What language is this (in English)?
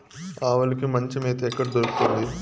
Telugu